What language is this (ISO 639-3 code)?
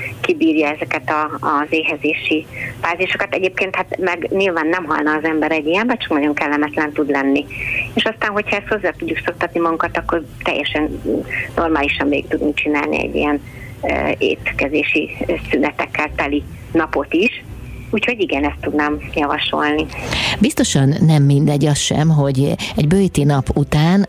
hun